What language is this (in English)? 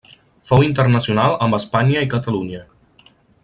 Catalan